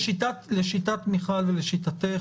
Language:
Hebrew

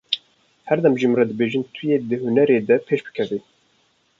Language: Kurdish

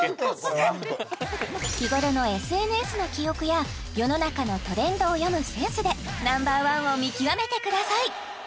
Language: Japanese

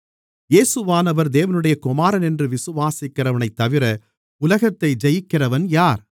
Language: Tamil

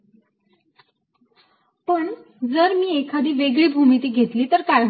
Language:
Marathi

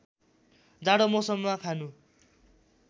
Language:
Nepali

